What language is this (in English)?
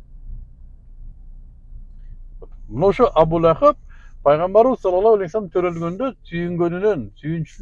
Turkish